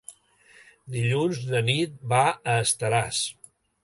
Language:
Catalan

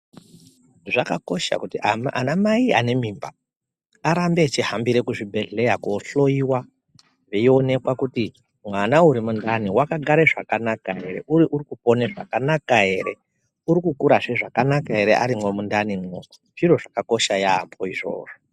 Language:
Ndau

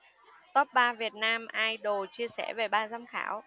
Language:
Vietnamese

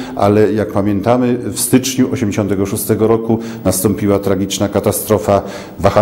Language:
Polish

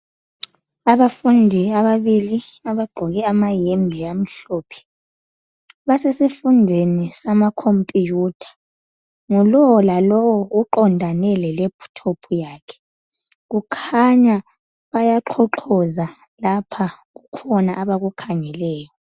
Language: North Ndebele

